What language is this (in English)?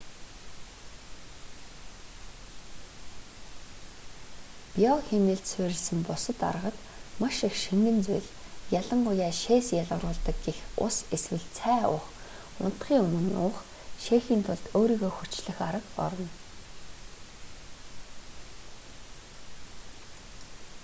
Mongolian